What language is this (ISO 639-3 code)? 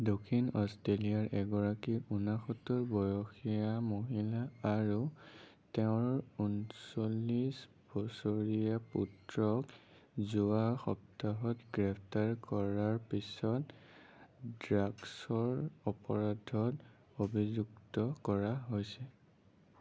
asm